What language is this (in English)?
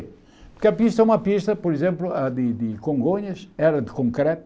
Portuguese